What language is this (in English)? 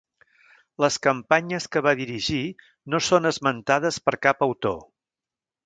Catalan